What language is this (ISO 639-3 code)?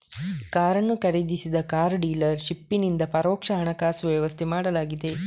kan